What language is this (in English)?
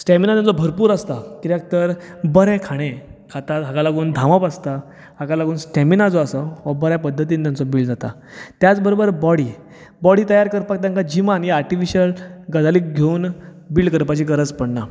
Konkani